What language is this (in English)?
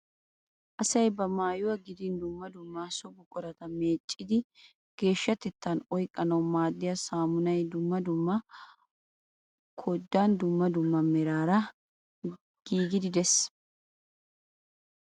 Wolaytta